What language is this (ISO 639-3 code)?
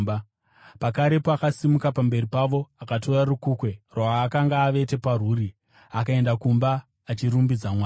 sna